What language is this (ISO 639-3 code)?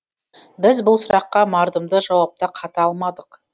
kaz